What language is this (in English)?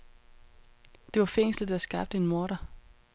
Danish